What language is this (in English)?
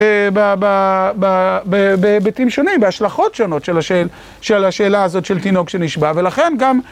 Hebrew